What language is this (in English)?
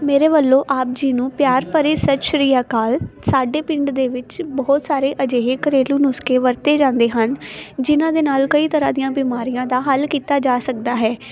Punjabi